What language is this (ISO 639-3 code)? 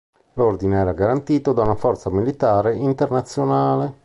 ita